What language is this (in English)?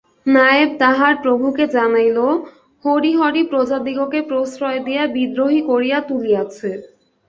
Bangla